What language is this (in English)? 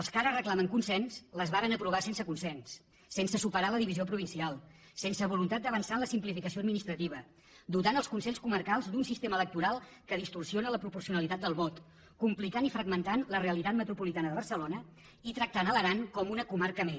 Catalan